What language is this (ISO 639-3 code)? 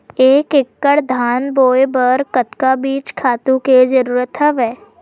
hne